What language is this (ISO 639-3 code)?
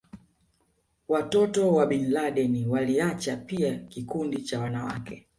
swa